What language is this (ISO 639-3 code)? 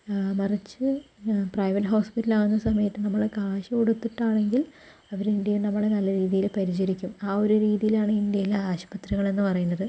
mal